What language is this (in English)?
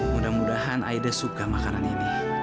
Indonesian